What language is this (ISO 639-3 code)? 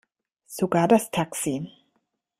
deu